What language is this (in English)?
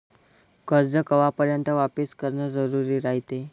Marathi